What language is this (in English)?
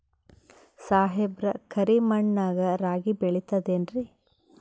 Kannada